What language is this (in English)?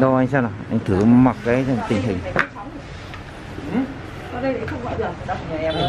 Vietnamese